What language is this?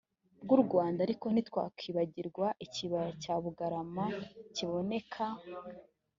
Kinyarwanda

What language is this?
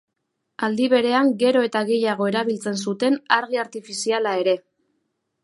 Basque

